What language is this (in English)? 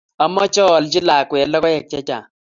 Kalenjin